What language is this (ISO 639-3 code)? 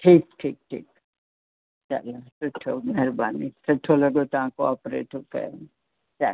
snd